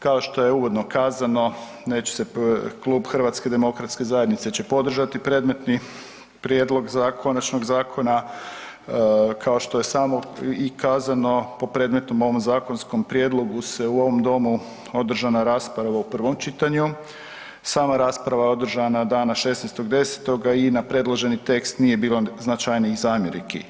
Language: Croatian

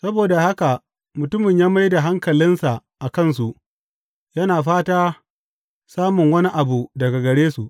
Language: Hausa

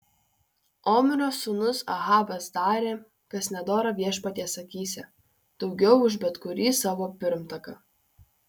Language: Lithuanian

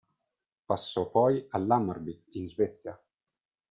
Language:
Italian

